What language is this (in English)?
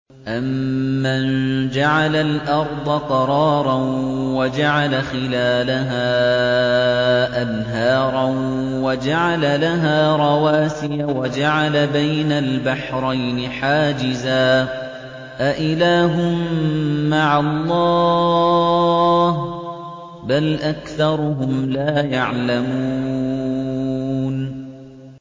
Arabic